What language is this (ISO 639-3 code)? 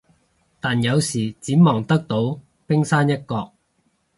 yue